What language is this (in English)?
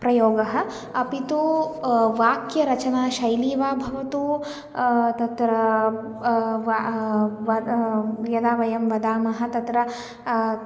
Sanskrit